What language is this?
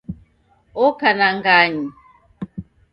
Taita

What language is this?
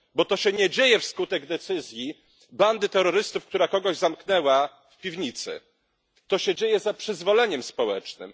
Polish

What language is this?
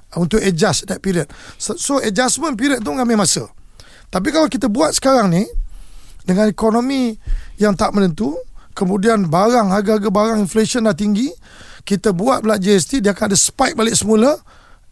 Malay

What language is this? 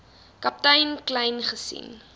Afrikaans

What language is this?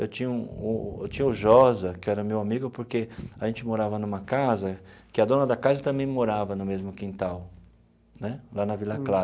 Portuguese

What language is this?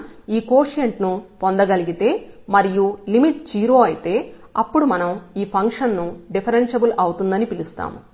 Telugu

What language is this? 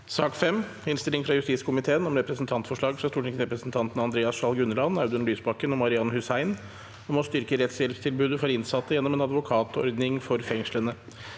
Norwegian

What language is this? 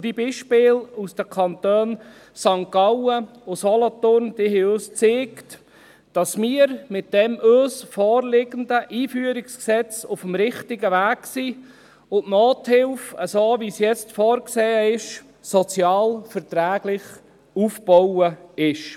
Swiss German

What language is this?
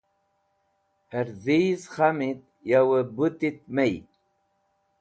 Wakhi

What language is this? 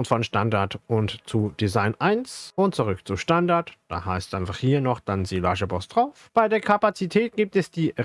German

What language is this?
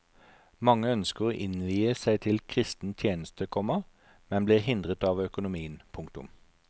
Norwegian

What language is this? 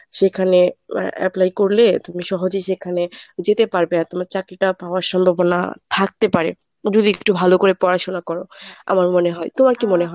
Bangla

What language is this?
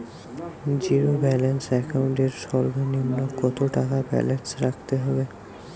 Bangla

